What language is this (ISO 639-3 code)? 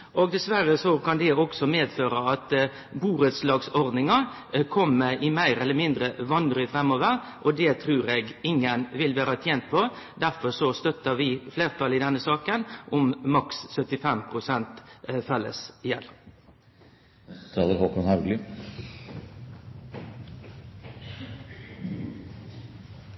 nno